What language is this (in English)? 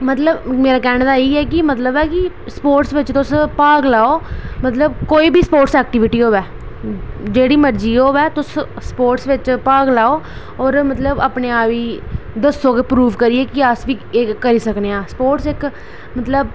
Dogri